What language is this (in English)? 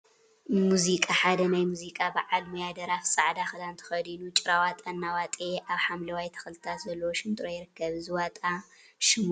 Tigrinya